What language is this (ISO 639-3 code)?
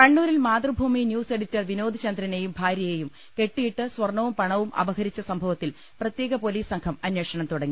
mal